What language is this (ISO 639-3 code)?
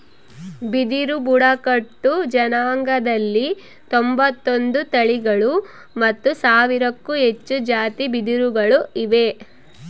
kan